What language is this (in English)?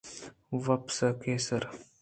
Eastern Balochi